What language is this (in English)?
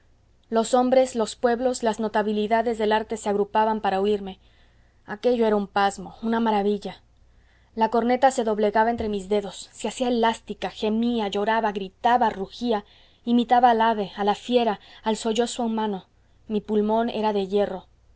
Spanish